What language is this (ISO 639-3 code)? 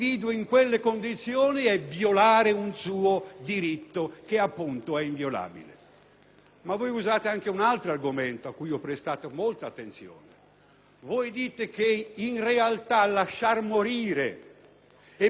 ita